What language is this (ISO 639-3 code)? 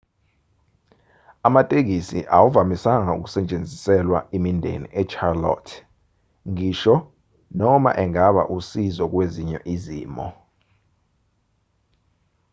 zul